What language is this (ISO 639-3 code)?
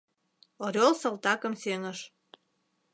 chm